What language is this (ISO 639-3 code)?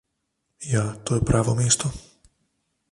slv